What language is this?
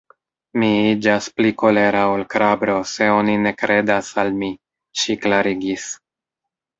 Esperanto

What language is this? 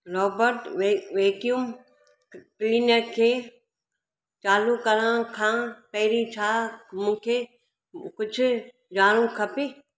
Sindhi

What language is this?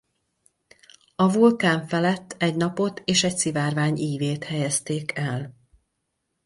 Hungarian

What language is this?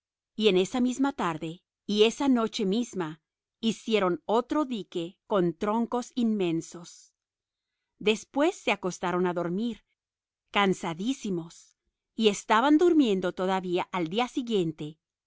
Spanish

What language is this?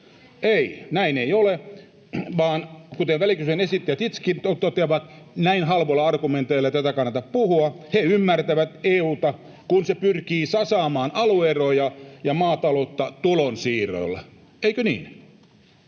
Finnish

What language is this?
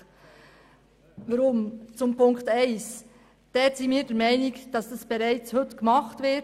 Swiss German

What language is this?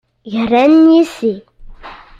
Kabyle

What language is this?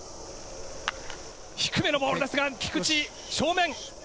Japanese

